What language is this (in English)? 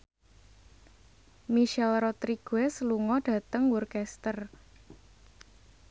Javanese